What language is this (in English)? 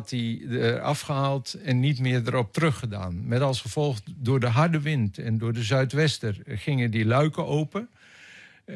Dutch